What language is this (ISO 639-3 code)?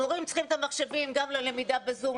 heb